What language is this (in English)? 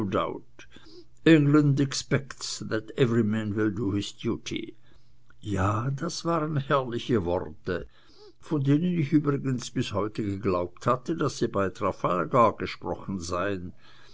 German